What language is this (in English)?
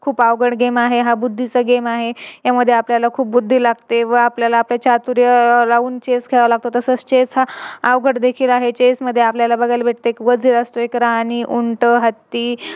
Marathi